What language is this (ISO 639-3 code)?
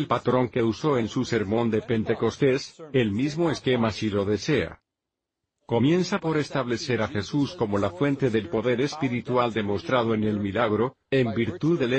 spa